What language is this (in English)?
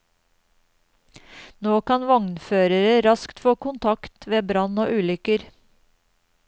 Norwegian